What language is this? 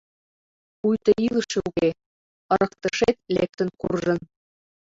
Mari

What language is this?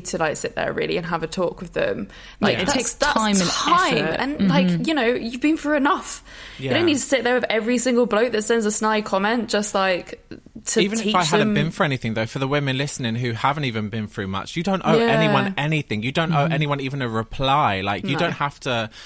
English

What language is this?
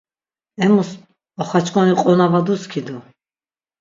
Laz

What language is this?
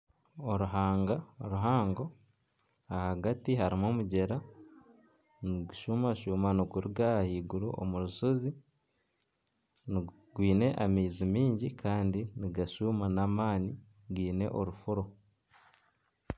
Nyankole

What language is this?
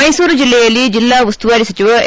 Kannada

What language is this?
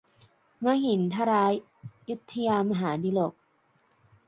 Thai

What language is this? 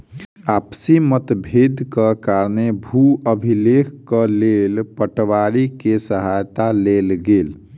Maithili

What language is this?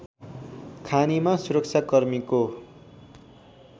Nepali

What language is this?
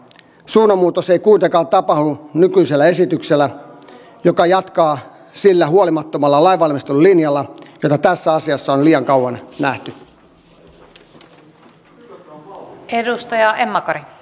Finnish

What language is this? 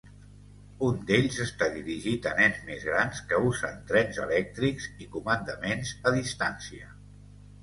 Catalan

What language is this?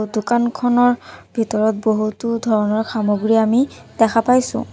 Assamese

